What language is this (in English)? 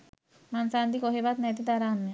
Sinhala